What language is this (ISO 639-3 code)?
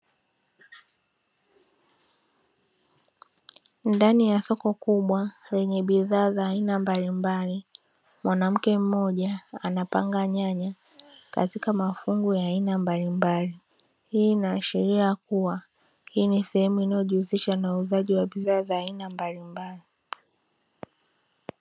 swa